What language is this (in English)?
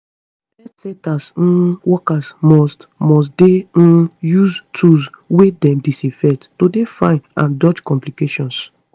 Nigerian Pidgin